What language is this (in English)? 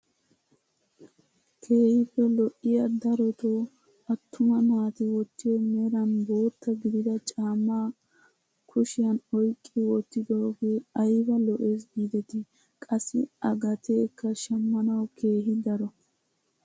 Wolaytta